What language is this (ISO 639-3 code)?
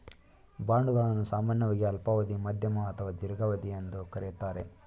kan